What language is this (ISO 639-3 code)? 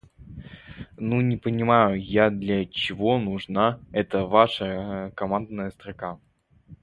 rus